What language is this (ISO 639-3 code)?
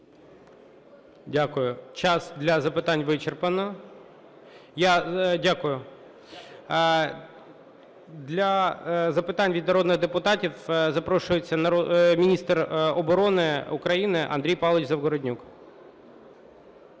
ukr